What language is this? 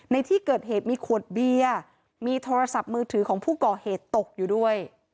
Thai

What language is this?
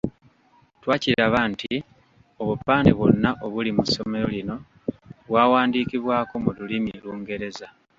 Ganda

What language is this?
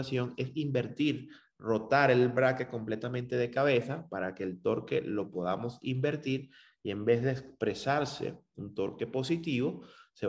Spanish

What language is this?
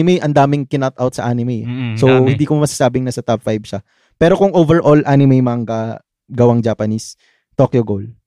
Filipino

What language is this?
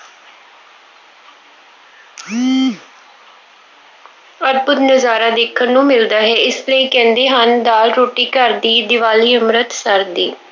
Punjabi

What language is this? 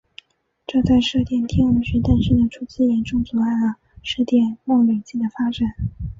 Chinese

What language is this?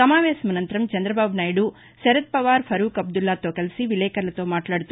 Telugu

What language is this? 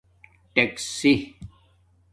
Domaaki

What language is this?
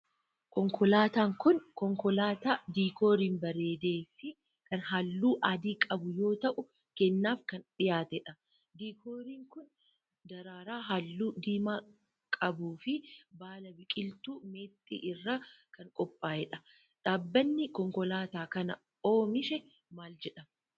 Oromo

